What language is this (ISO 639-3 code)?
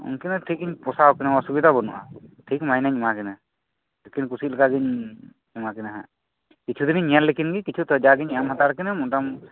sat